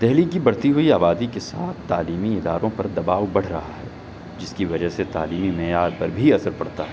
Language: Urdu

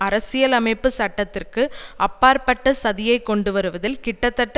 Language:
Tamil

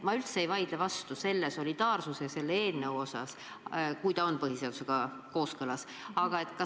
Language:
Estonian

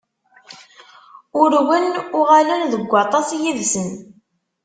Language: Kabyle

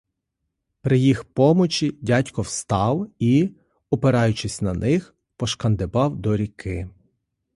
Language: Ukrainian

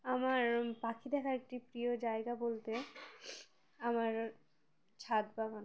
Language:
Bangla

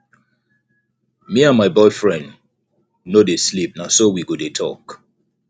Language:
Nigerian Pidgin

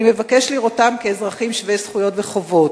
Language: Hebrew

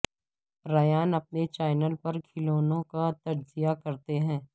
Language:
Urdu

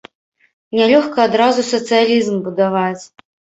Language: Belarusian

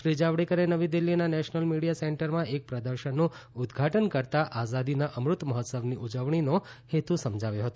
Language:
Gujarati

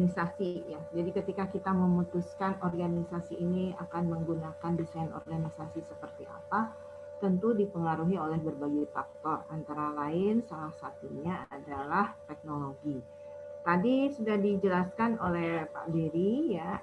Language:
Indonesian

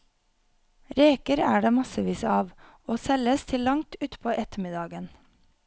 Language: Norwegian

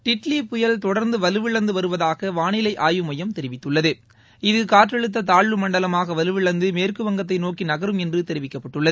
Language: Tamil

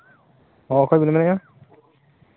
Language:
Santali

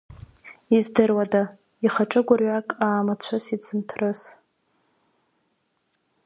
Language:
Abkhazian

